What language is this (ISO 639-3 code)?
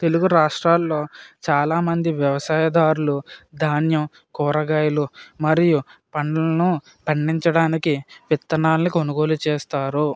tel